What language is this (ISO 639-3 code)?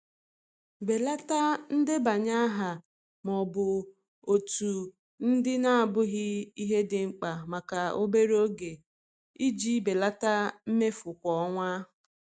ibo